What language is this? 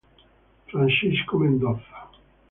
Italian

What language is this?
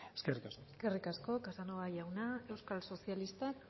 Basque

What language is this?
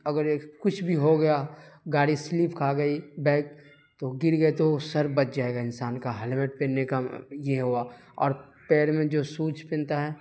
Urdu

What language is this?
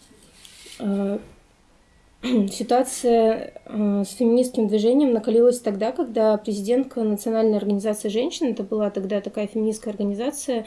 Russian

